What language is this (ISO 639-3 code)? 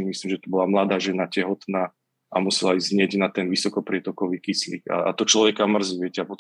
slk